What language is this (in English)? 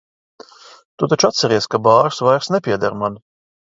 Latvian